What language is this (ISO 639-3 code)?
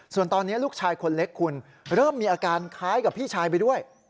tha